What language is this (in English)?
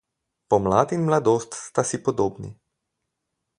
Slovenian